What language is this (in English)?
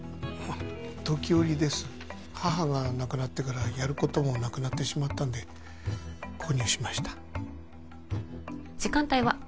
Japanese